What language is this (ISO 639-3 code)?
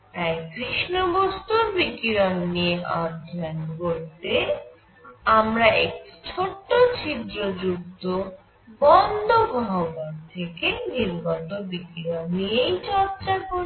ben